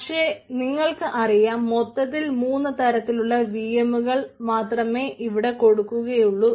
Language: Malayalam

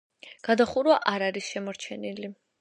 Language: Georgian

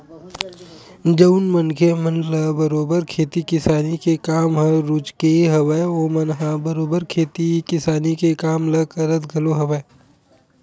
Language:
Chhattisgarhi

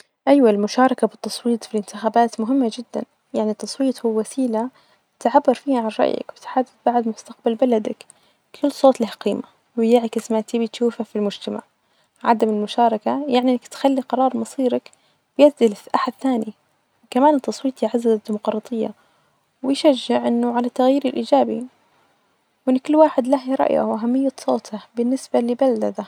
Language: Najdi Arabic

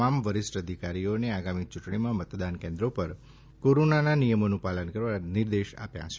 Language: Gujarati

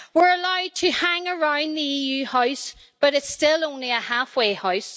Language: English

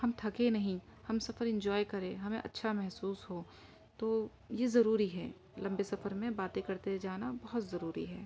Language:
Urdu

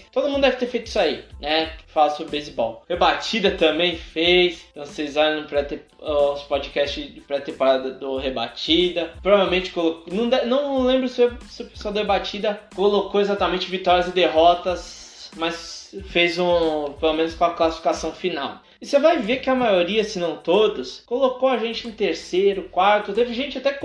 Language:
Portuguese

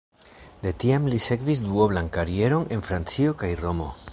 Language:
Esperanto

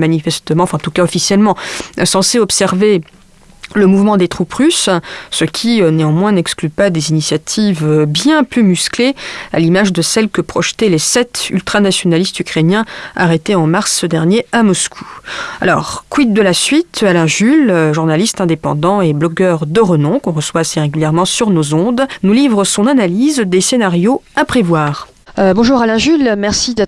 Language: French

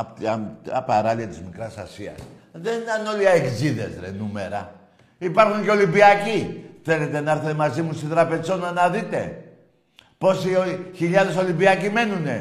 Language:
Greek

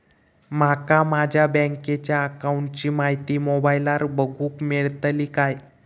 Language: Marathi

